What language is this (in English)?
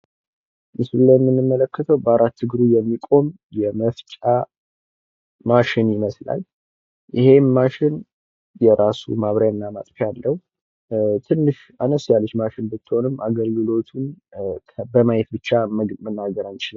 Amharic